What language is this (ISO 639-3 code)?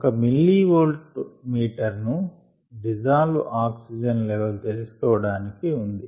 tel